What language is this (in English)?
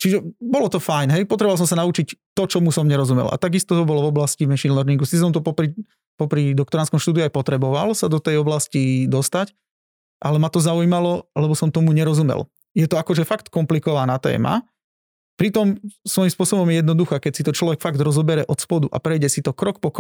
Slovak